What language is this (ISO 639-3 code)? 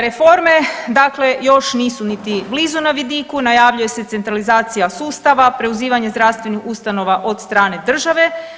hrv